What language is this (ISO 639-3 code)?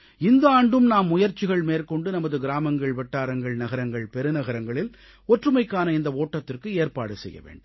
tam